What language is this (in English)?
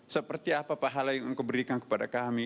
Indonesian